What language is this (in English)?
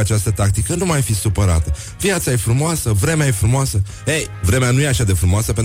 Romanian